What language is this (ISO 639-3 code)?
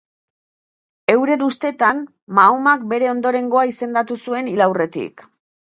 eus